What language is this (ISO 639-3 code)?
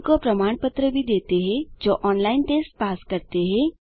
hin